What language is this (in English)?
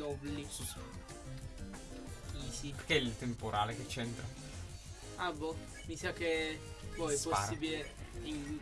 Italian